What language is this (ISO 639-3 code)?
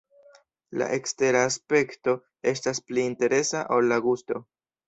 epo